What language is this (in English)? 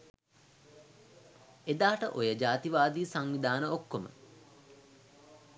Sinhala